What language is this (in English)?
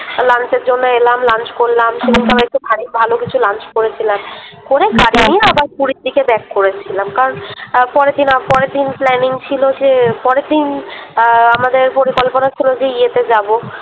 Bangla